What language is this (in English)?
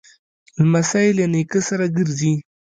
Pashto